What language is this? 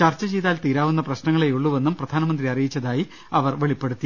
Malayalam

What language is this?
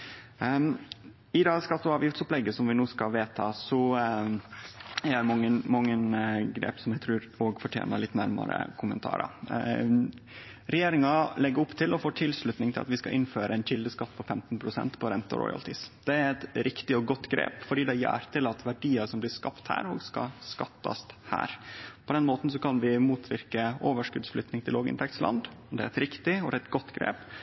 Norwegian Nynorsk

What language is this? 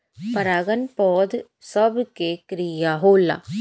Bhojpuri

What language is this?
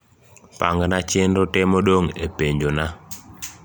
Luo (Kenya and Tanzania)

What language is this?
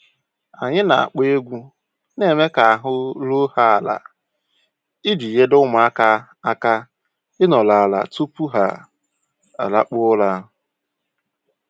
Igbo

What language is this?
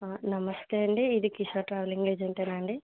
Telugu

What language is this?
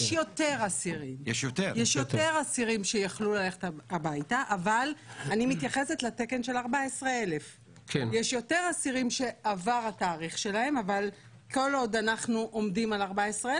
Hebrew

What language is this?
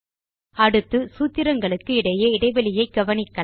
Tamil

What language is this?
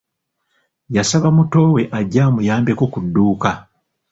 Ganda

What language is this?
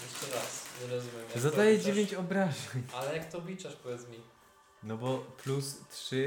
Polish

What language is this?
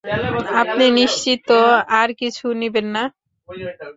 Bangla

